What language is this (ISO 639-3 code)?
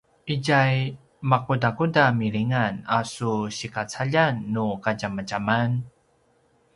pwn